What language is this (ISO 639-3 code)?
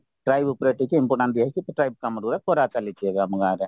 ori